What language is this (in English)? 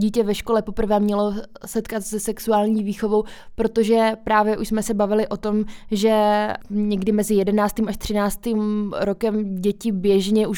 Czech